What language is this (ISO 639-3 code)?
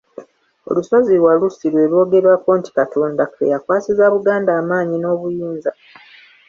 lug